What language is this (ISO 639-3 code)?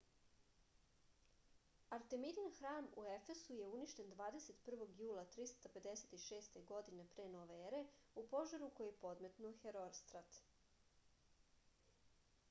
srp